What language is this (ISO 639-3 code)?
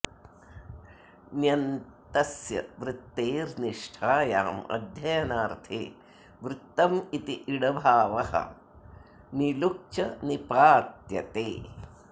san